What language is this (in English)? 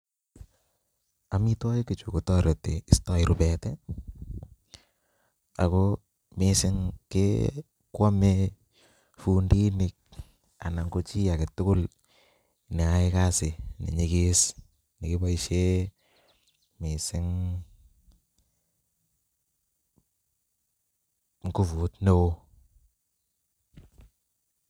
Kalenjin